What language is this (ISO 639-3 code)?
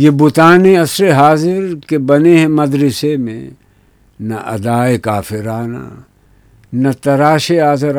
urd